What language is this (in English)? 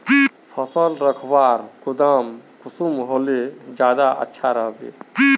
Magahi